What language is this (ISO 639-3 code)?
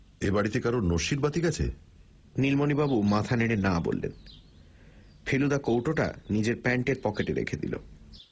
ben